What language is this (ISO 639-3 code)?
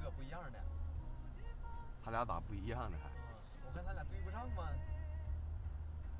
zho